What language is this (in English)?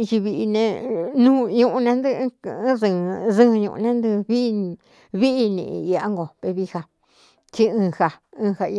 Cuyamecalco Mixtec